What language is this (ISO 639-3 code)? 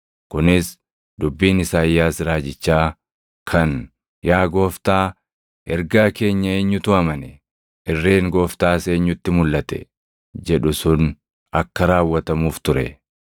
orm